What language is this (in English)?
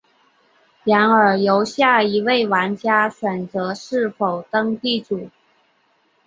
Chinese